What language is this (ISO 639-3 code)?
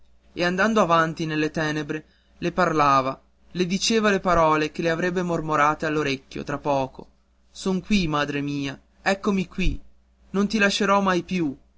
ita